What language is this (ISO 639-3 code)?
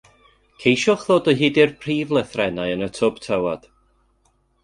cym